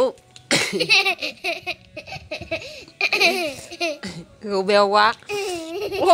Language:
Vietnamese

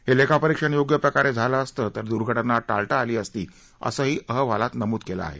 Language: Marathi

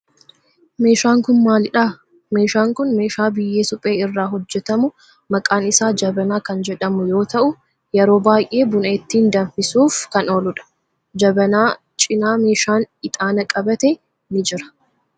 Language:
Oromo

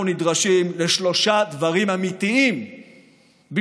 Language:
Hebrew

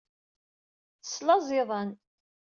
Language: Kabyle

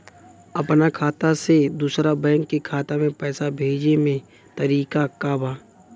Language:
Bhojpuri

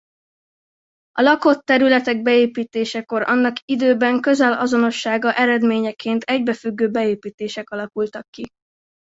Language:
Hungarian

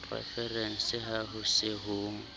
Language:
Southern Sotho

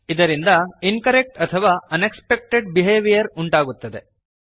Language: Kannada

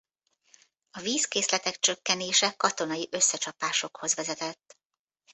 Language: Hungarian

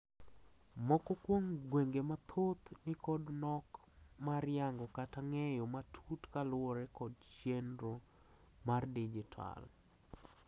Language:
Luo (Kenya and Tanzania)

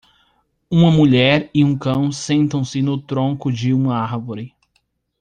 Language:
Portuguese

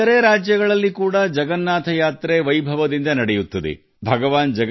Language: Kannada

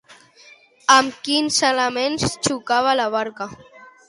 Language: Catalan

